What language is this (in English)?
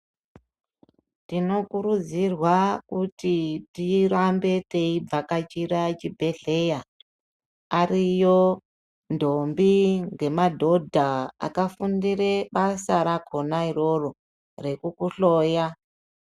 Ndau